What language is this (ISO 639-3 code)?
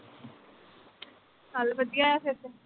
pan